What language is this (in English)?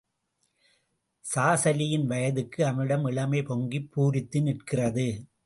Tamil